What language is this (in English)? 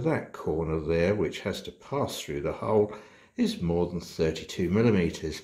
English